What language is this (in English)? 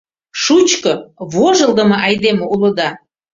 Mari